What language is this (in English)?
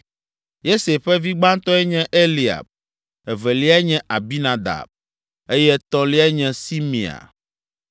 Ewe